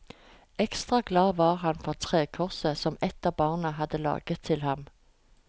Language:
Norwegian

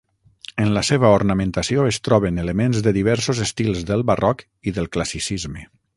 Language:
Catalan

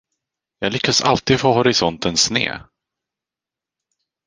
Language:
Swedish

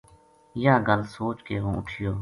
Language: Gujari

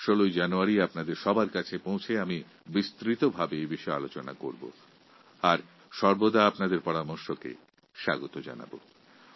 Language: Bangla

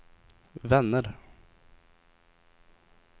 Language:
Swedish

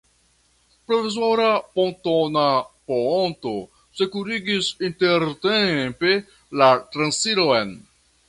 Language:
Esperanto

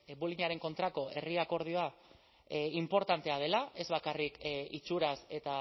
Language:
Basque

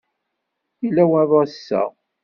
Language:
Kabyle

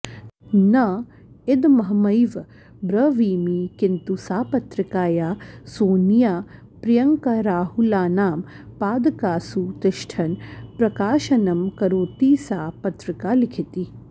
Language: Sanskrit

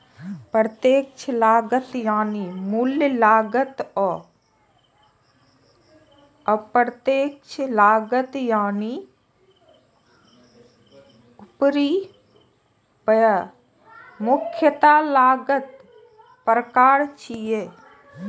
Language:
Maithili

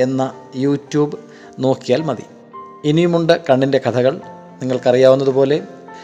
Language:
Malayalam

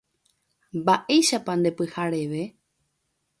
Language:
Guarani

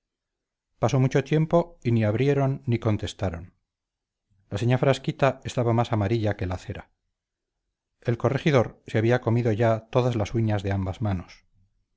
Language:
Spanish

